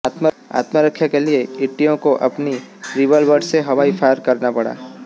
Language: Hindi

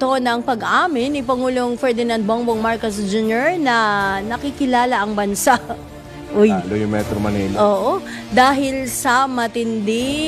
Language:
Filipino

